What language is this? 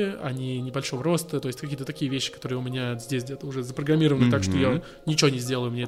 Russian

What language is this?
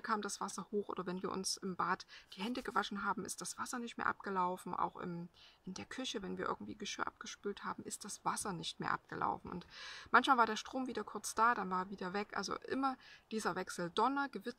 German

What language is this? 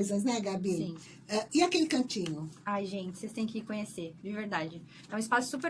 Portuguese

